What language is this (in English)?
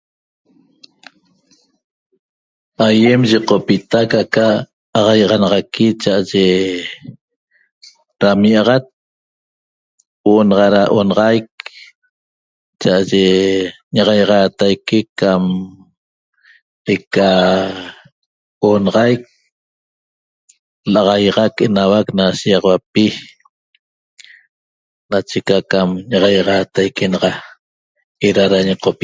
Toba